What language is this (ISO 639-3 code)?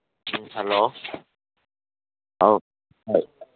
mni